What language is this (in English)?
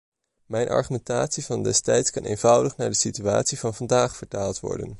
Dutch